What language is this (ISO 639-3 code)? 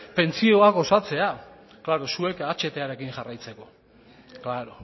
eus